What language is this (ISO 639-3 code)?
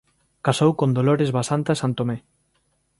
glg